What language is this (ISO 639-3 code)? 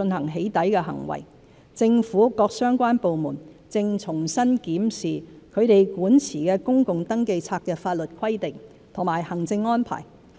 yue